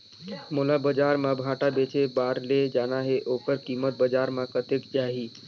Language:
Chhattisgarhi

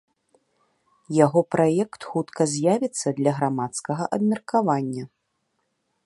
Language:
Belarusian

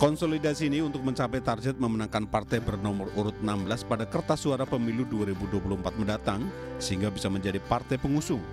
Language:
Indonesian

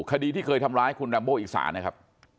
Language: Thai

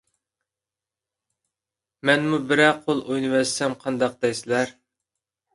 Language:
Uyghur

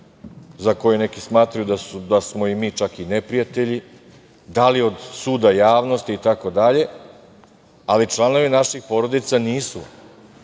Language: Serbian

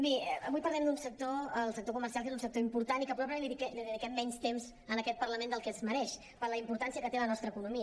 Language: Catalan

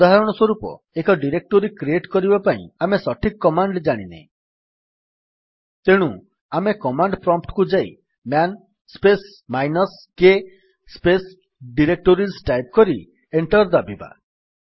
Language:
Odia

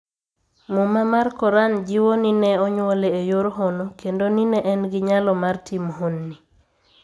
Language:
Luo (Kenya and Tanzania)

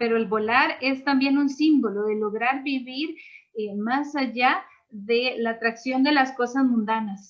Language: Spanish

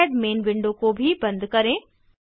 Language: Hindi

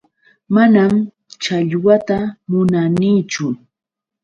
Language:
Yauyos Quechua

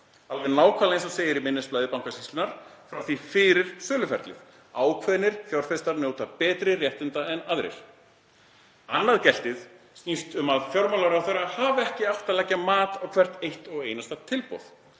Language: Icelandic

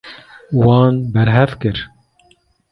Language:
Kurdish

